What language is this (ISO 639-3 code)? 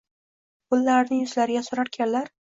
uzb